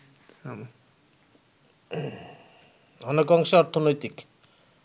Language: Bangla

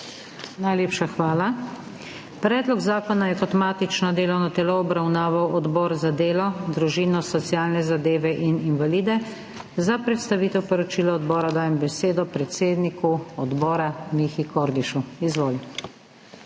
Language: Slovenian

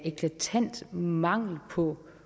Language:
Danish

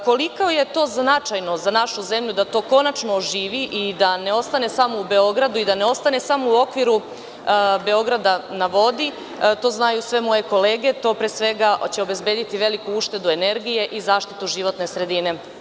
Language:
Serbian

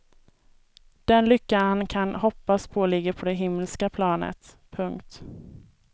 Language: Swedish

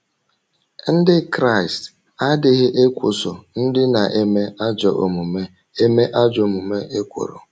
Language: Igbo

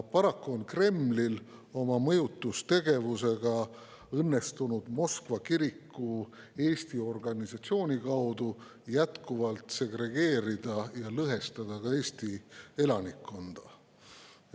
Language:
Estonian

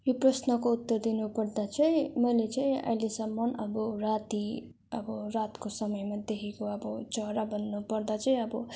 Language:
Nepali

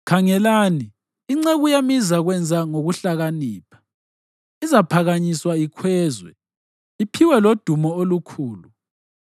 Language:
North Ndebele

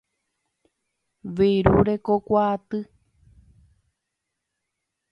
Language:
Guarani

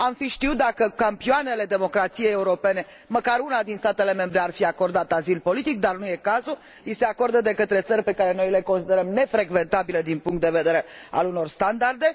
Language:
Romanian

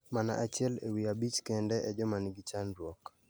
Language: Luo (Kenya and Tanzania)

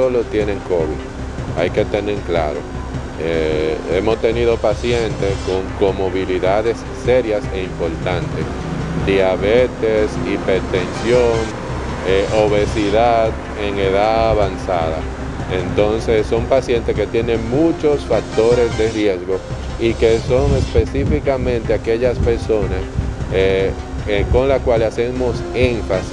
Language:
Spanish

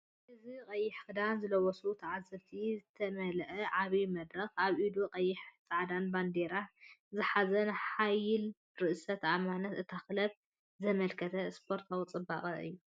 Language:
Tigrinya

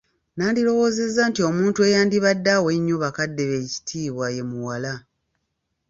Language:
Ganda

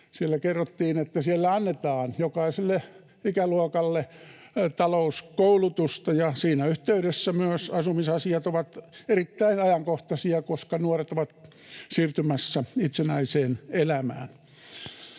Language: Finnish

